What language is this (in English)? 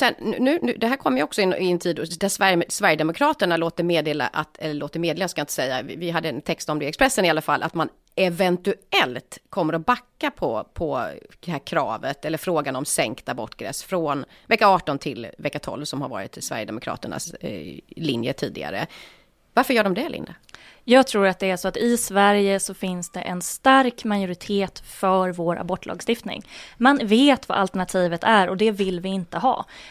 Swedish